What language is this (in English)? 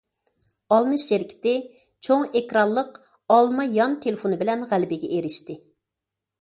Uyghur